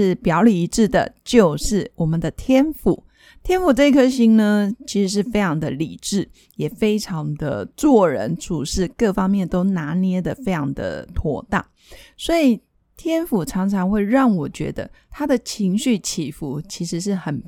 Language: Chinese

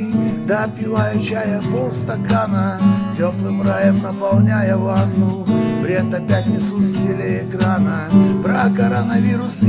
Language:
Russian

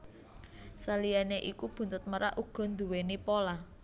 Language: Javanese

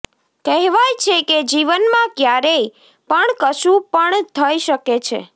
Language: Gujarati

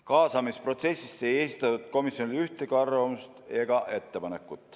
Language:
Estonian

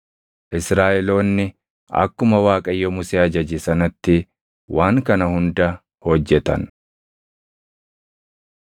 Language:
Oromo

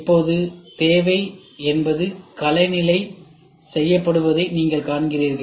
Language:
Tamil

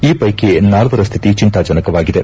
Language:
Kannada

